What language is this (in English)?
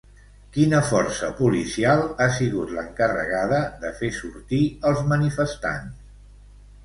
Catalan